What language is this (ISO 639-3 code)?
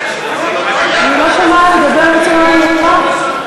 heb